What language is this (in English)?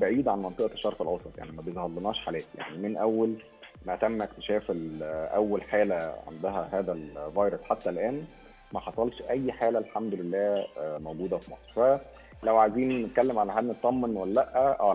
Arabic